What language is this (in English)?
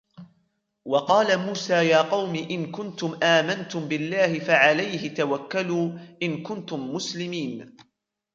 Arabic